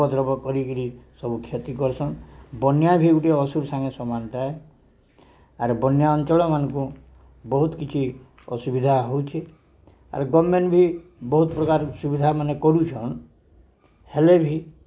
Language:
Odia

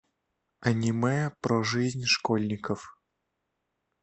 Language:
Russian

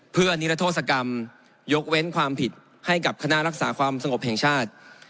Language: Thai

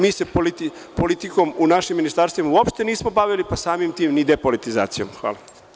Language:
Serbian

